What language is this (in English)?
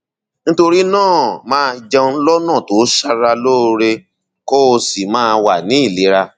Yoruba